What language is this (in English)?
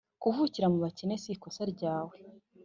Kinyarwanda